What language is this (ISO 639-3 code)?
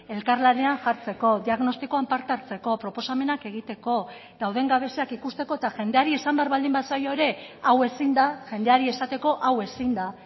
eus